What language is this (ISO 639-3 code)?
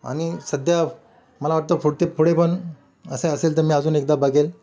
mar